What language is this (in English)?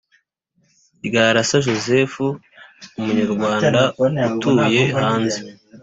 Kinyarwanda